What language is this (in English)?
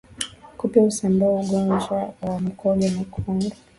Swahili